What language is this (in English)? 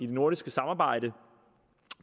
Danish